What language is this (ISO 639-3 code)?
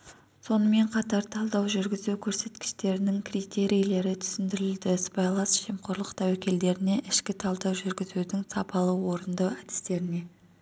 kaz